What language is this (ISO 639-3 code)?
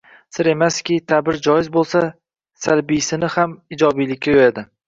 uzb